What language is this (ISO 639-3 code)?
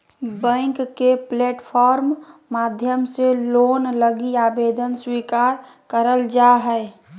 mag